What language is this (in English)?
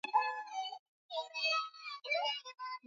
Swahili